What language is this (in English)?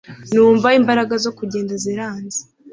Kinyarwanda